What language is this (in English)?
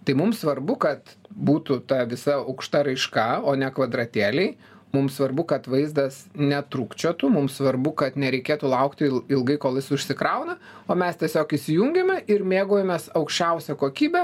Lithuanian